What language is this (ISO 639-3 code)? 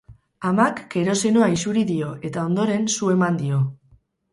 eus